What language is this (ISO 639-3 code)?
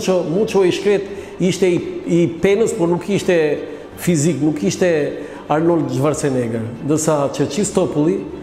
ron